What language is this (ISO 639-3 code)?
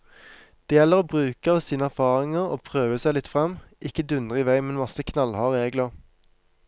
nor